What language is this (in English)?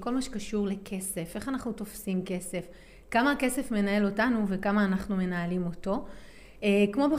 Hebrew